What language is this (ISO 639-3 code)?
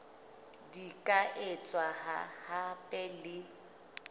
sot